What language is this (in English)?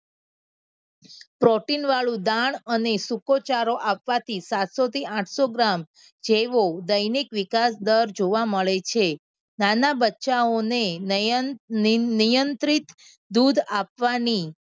Gujarati